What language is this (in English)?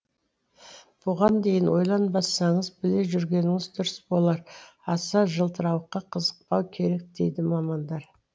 Kazakh